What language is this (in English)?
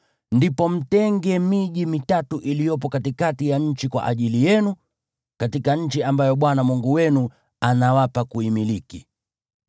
Swahili